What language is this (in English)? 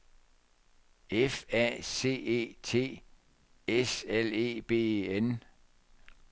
Danish